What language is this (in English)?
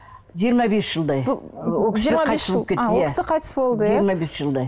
Kazakh